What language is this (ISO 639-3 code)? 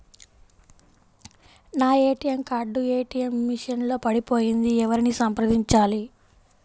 tel